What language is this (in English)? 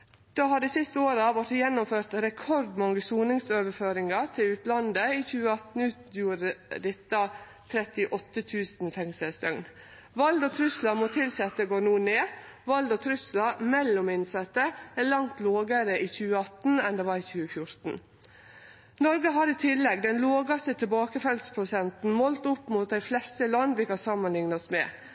Norwegian Nynorsk